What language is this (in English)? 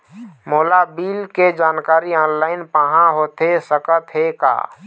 Chhattisgarhi